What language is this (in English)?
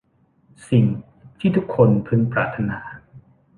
Thai